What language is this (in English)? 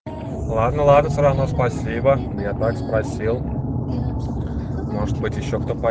Russian